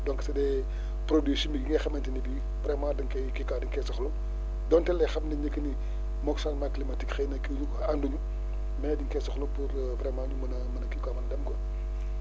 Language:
Wolof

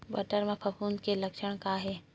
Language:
Chhattisgarhi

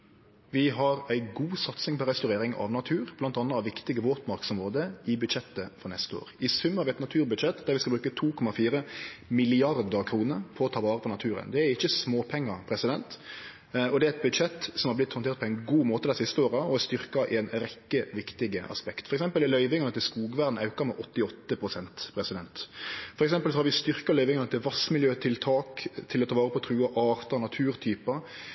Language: Norwegian Nynorsk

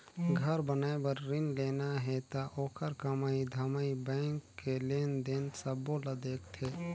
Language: Chhattisgarhi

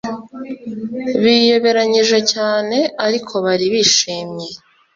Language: Kinyarwanda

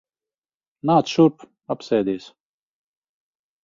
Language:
Latvian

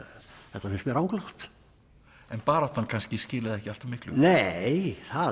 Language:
Icelandic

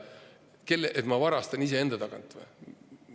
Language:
Estonian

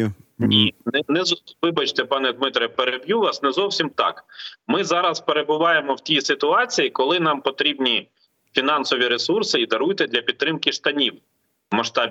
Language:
Ukrainian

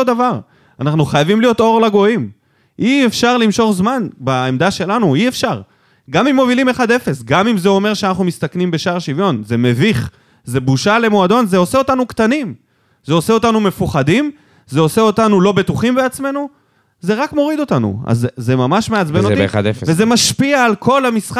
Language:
Hebrew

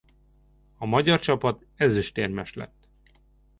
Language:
Hungarian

